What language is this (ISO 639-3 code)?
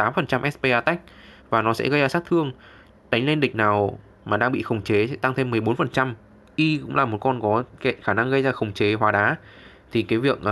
vie